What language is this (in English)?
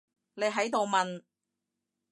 Cantonese